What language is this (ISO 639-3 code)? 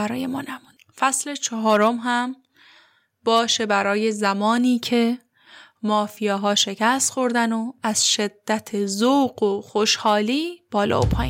fas